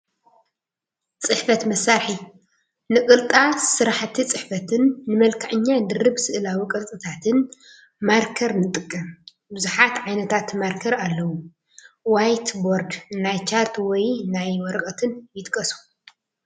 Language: Tigrinya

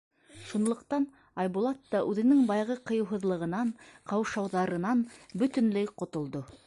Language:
Bashkir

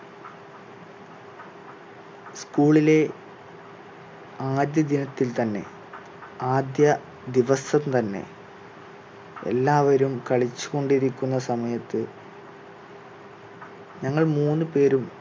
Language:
Malayalam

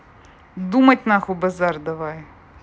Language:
Russian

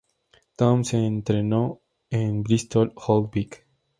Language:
Spanish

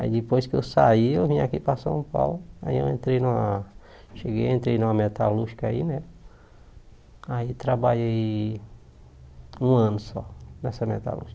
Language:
Portuguese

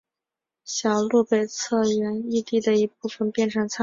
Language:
Chinese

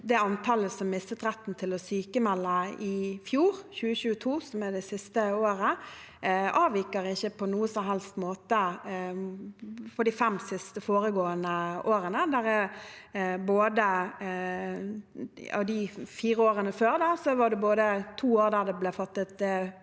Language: Norwegian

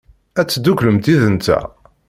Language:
Kabyle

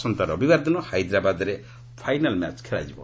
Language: Odia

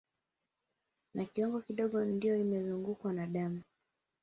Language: Swahili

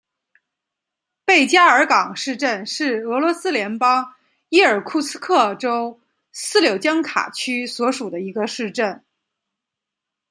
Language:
Chinese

